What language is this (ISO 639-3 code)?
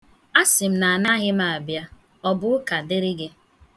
ibo